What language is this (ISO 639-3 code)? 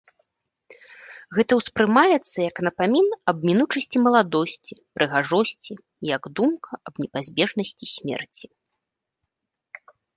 bel